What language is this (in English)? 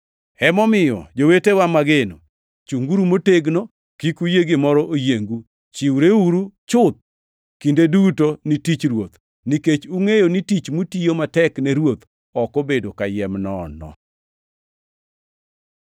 Luo (Kenya and Tanzania)